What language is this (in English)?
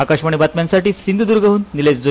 Marathi